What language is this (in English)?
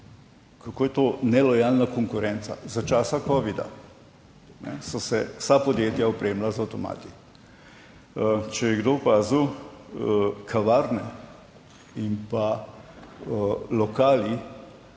Slovenian